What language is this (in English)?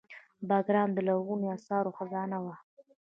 Pashto